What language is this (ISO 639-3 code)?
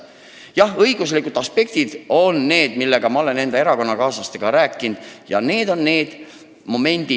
est